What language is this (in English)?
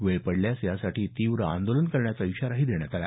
Marathi